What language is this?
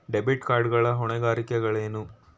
Kannada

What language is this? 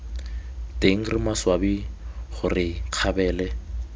Tswana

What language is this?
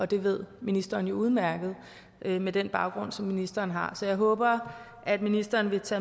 Danish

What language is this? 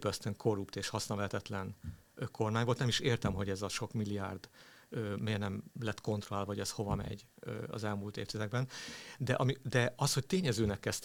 Hungarian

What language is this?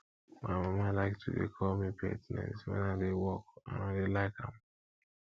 Nigerian Pidgin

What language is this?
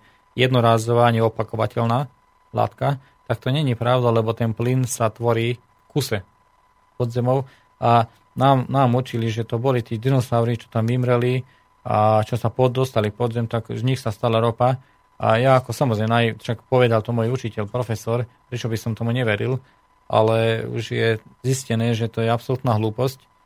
Slovak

